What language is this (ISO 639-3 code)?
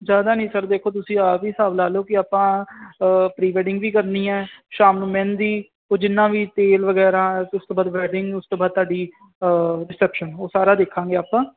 pan